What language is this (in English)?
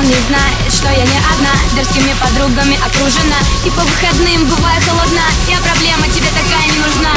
Russian